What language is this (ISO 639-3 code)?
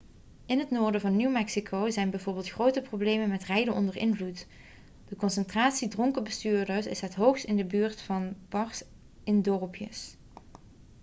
nld